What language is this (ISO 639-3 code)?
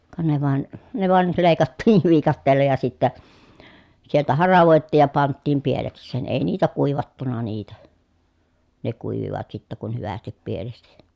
fin